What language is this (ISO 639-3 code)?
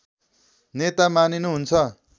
nep